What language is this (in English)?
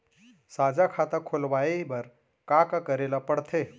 Chhattisgarhi